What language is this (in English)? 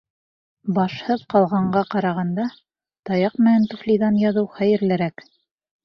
Bashkir